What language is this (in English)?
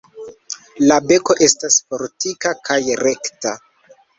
Esperanto